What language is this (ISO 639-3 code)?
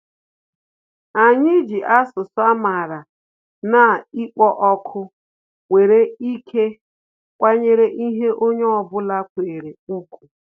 ibo